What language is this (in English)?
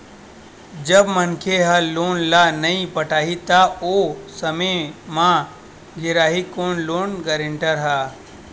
Chhattisgarhi